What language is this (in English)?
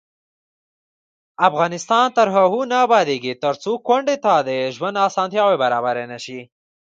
Pashto